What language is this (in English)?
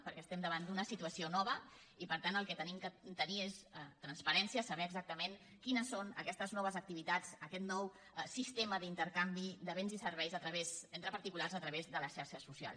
Catalan